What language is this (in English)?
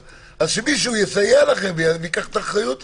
Hebrew